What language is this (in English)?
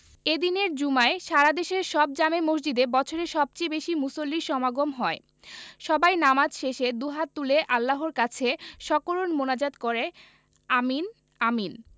Bangla